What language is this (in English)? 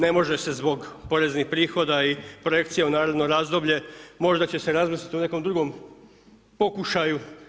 Croatian